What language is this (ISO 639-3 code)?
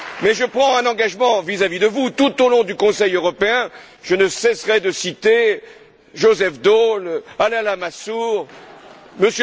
fra